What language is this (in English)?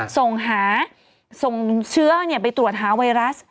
Thai